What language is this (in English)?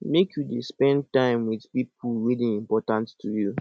Nigerian Pidgin